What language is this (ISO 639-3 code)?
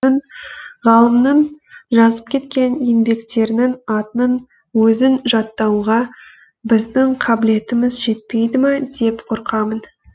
kaz